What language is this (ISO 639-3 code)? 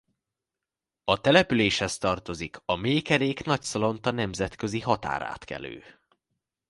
hun